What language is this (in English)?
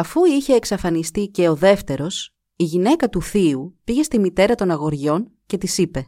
Greek